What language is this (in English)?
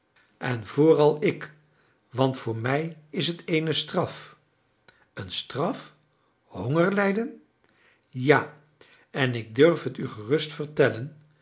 Dutch